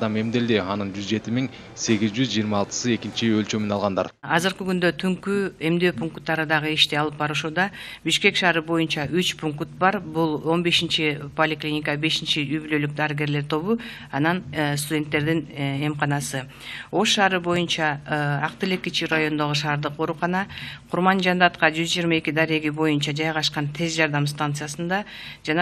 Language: Turkish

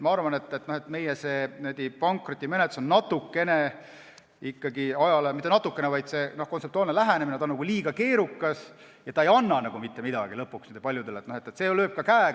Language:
Estonian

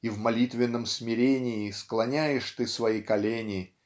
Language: Russian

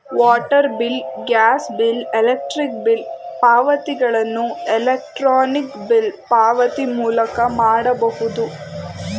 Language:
Kannada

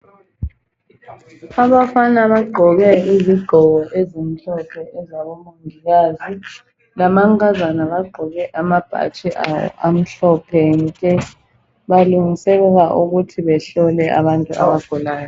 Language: North Ndebele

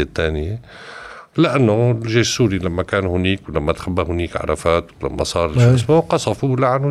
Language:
Arabic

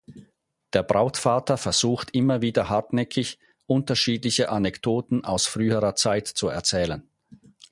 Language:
German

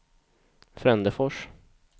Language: Swedish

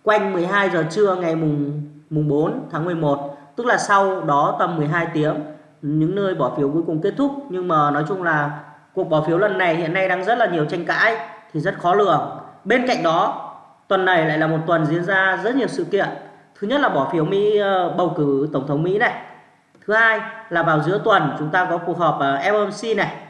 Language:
Vietnamese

